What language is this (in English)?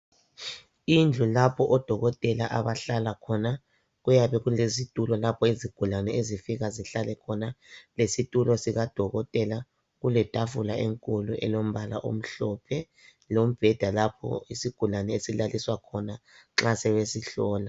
North Ndebele